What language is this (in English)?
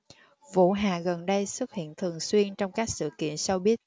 Vietnamese